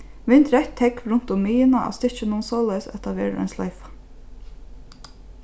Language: Faroese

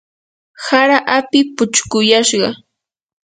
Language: Yanahuanca Pasco Quechua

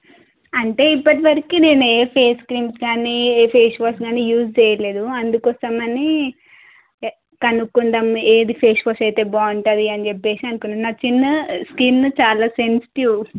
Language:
Telugu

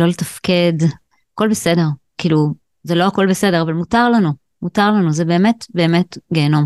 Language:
Hebrew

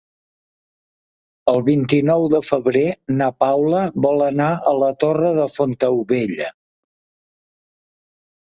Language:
Catalan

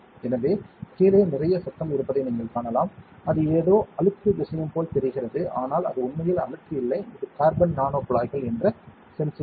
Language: Tamil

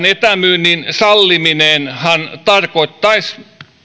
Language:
Finnish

